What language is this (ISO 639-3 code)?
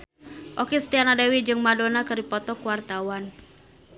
sun